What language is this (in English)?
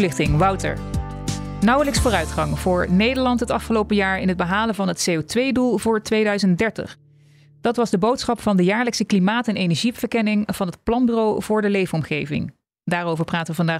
Dutch